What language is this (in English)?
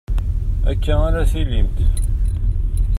Kabyle